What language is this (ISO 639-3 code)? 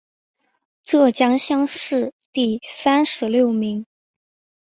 zho